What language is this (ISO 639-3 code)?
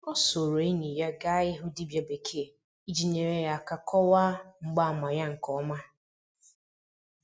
ibo